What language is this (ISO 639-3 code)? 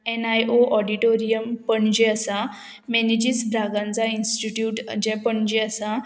kok